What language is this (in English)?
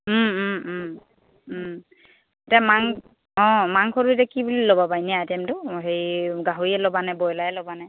Assamese